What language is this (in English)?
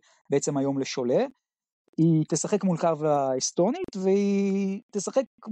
Hebrew